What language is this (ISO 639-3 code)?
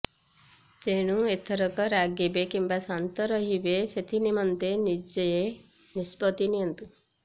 ori